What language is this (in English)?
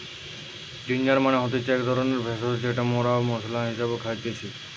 Bangla